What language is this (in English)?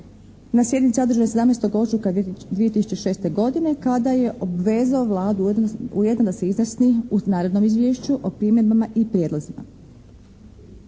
Croatian